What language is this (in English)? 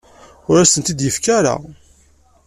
Kabyle